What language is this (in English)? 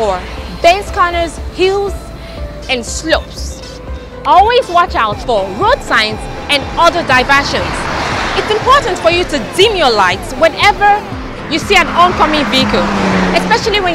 English